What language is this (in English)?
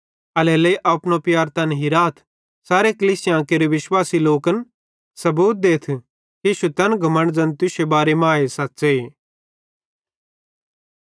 Bhadrawahi